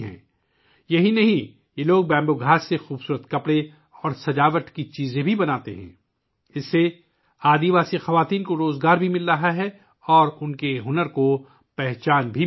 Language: Urdu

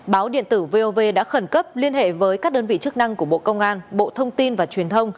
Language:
Vietnamese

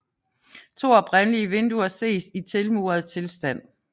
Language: Danish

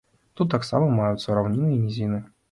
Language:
Belarusian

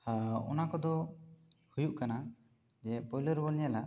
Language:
Santali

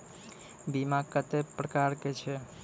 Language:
Maithili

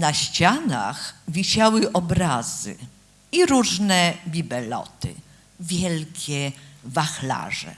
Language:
Polish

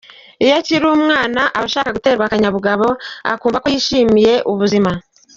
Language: Kinyarwanda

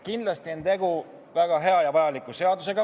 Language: Estonian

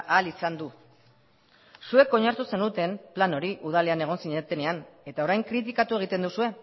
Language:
Basque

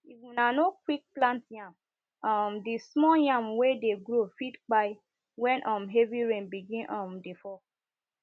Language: Nigerian Pidgin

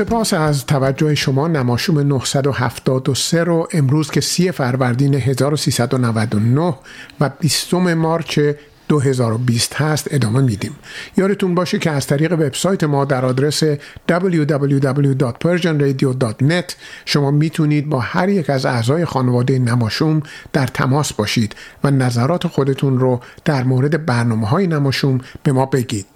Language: Persian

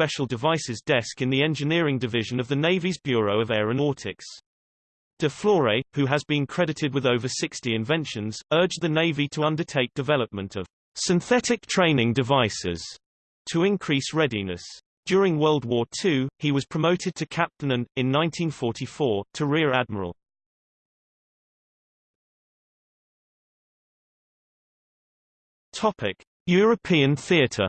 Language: English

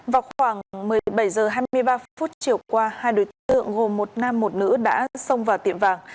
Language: Vietnamese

